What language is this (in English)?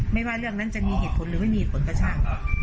Thai